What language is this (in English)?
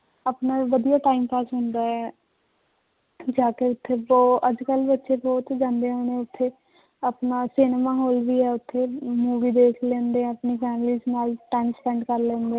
Punjabi